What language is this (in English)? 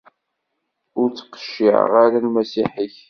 Kabyle